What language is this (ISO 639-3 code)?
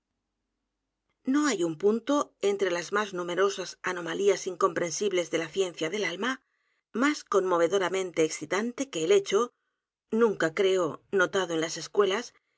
spa